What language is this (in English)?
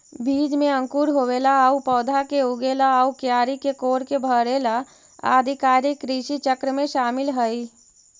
Magahi